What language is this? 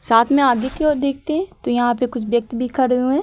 Hindi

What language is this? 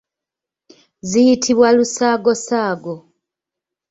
Ganda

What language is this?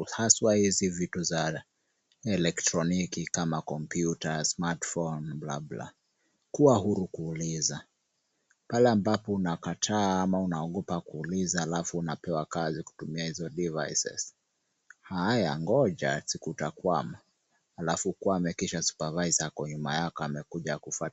Swahili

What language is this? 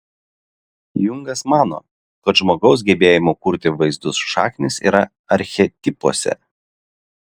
Lithuanian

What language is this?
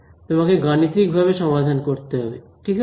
Bangla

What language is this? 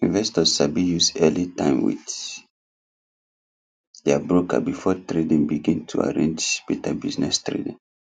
Nigerian Pidgin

